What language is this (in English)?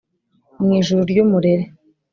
Kinyarwanda